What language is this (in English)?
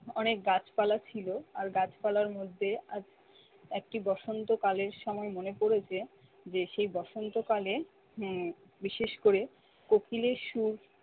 Bangla